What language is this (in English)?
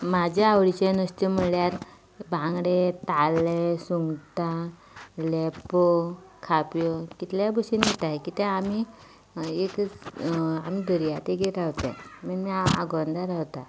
Konkani